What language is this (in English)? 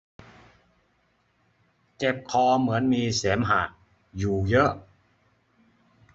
Thai